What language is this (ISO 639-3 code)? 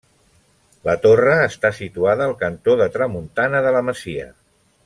cat